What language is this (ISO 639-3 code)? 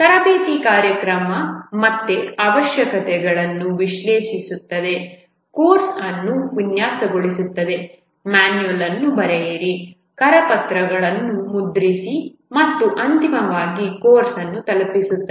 kan